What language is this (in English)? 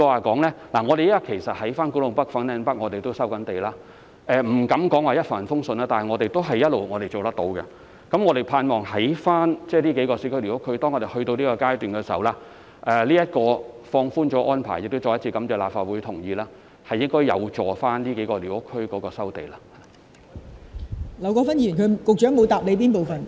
Cantonese